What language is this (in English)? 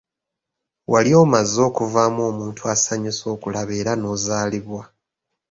Ganda